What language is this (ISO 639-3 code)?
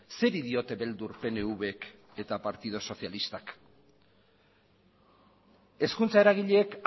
eus